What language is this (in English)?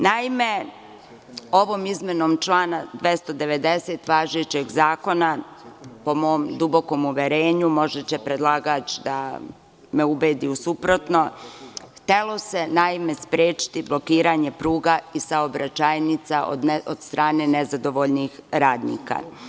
Serbian